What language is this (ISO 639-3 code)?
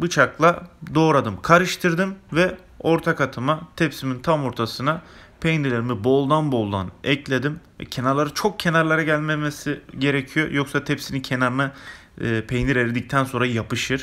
tur